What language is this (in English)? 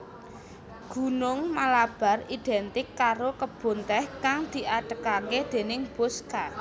Javanese